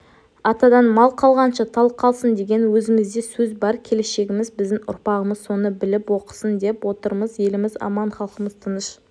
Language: Kazakh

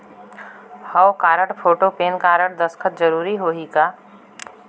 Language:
Chhattisgarhi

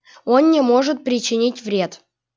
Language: Russian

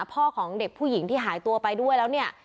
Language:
Thai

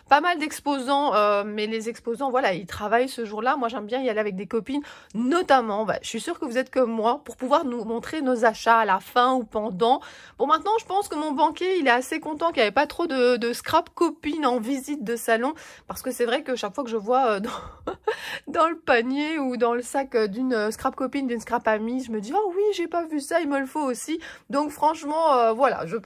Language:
French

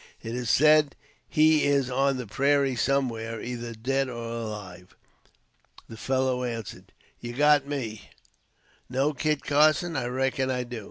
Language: English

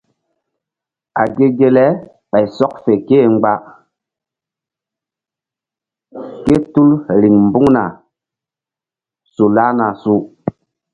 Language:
Mbum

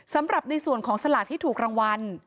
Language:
Thai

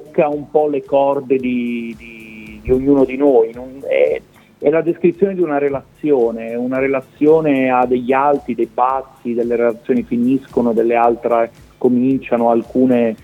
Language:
Italian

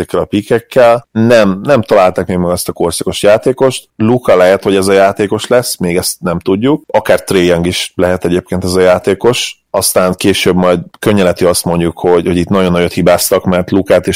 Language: Hungarian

